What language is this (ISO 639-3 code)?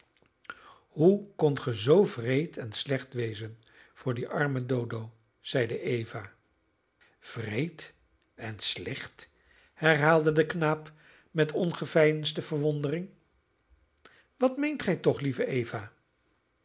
nld